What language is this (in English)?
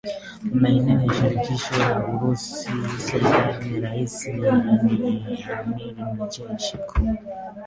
Swahili